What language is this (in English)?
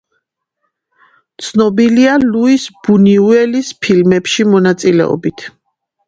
Georgian